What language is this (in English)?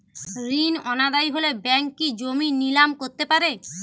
Bangla